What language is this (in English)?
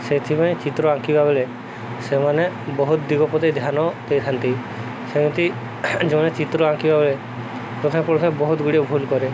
Odia